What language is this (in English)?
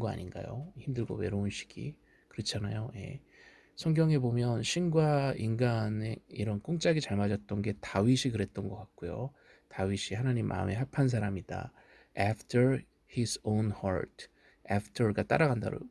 Korean